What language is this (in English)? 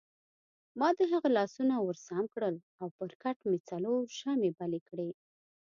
Pashto